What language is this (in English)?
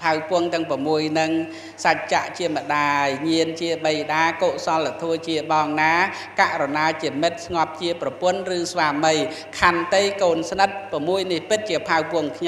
Thai